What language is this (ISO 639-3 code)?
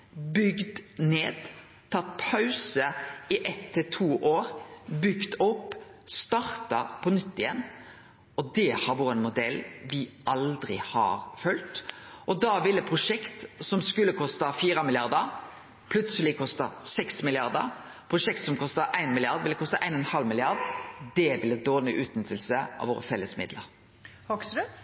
nno